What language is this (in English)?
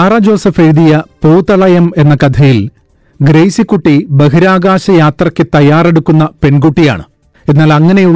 Malayalam